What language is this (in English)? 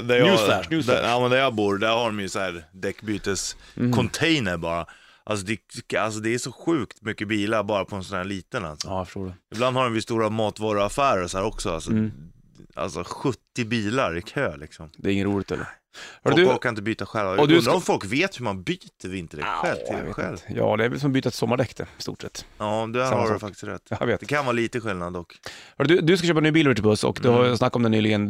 Swedish